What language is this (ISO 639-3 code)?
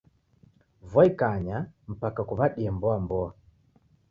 dav